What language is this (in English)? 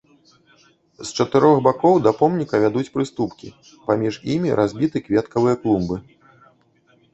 Belarusian